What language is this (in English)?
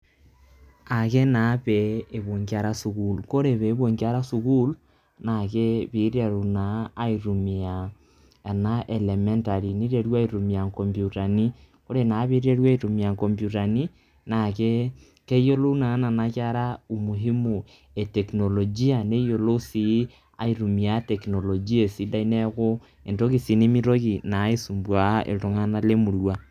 Masai